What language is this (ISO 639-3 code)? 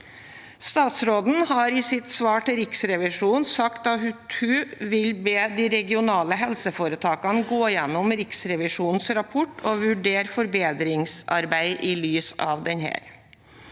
nor